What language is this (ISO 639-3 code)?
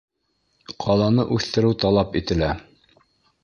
bak